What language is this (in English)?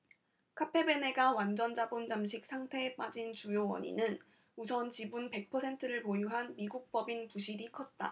Korean